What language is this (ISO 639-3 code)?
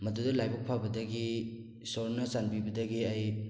mni